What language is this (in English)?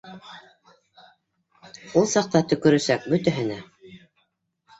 Bashkir